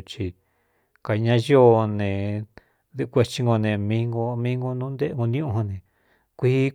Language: Cuyamecalco Mixtec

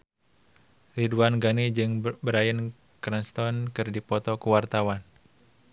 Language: Sundanese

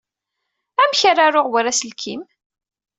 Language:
Kabyle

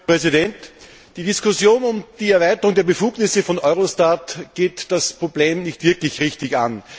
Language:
German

